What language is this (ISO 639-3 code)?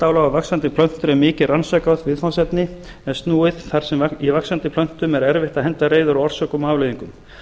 isl